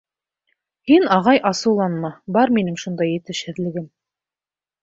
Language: Bashkir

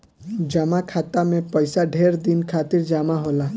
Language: Bhojpuri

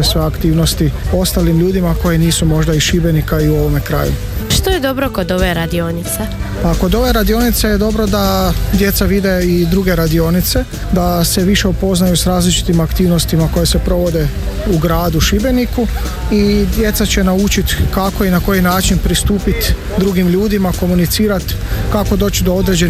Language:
Croatian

